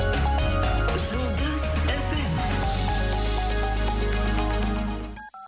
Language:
Kazakh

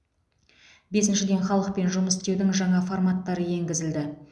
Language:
Kazakh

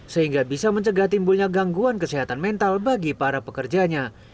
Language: Indonesian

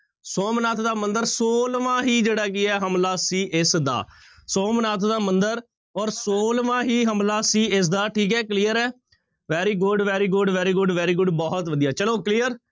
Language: Punjabi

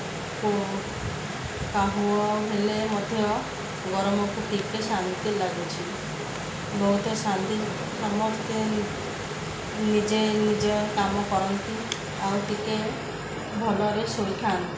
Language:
Odia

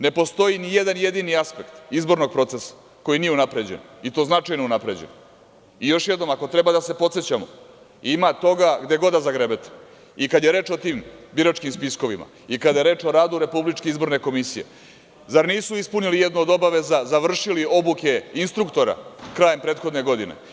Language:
Serbian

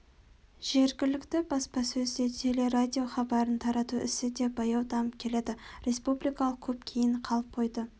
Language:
Kazakh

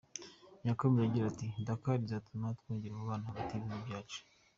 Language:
Kinyarwanda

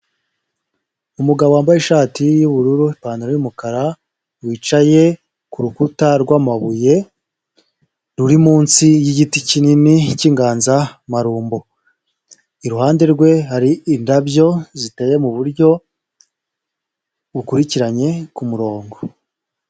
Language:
Kinyarwanda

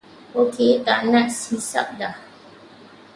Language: Malay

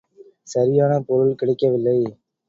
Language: Tamil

